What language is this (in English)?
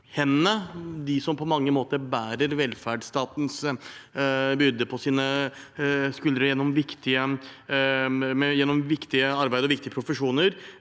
Norwegian